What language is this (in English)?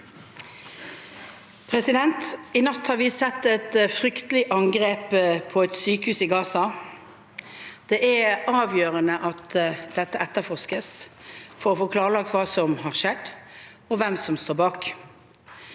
Norwegian